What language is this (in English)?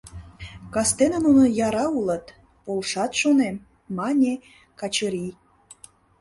Mari